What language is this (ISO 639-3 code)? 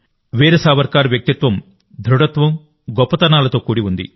tel